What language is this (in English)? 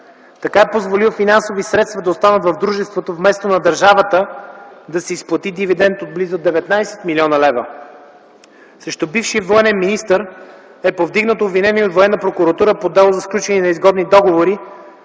Bulgarian